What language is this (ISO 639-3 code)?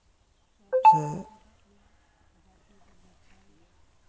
sat